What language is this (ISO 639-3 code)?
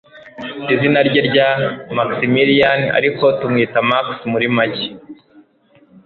kin